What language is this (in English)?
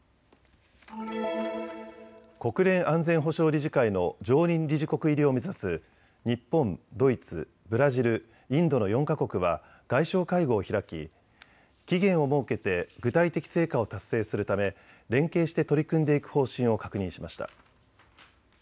Japanese